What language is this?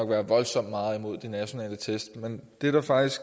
Danish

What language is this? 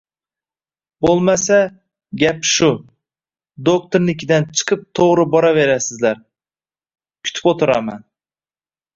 Uzbek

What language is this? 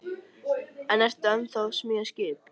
Icelandic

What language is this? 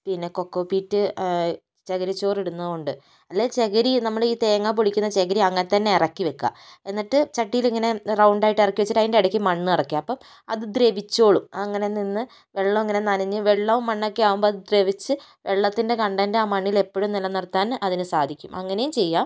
Malayalam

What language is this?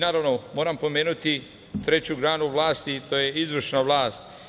Serbian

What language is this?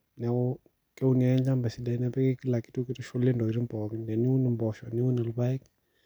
Masai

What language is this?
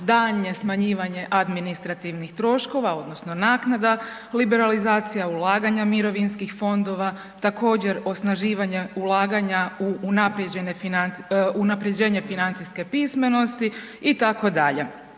Croatian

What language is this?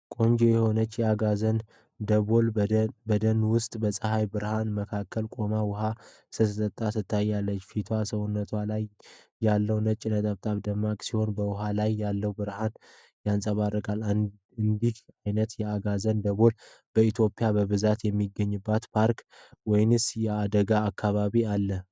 Amharic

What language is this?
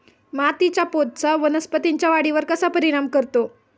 Marathi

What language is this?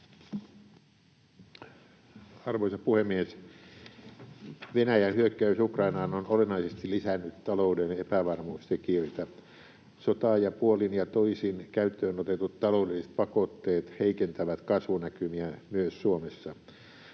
Finnish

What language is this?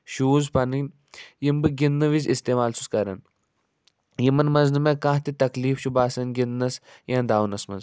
Kashmiri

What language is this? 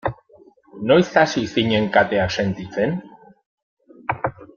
Basque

